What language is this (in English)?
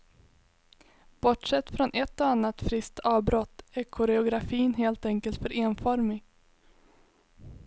Swedish